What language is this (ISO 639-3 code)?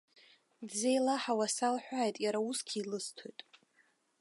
abk